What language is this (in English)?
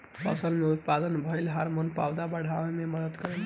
Bhojpuri